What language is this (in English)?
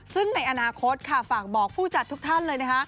Thai